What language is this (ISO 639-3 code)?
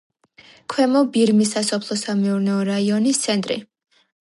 kat